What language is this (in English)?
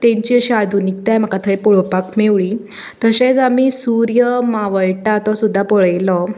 Konkani